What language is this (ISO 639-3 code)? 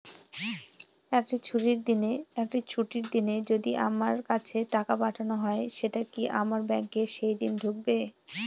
ben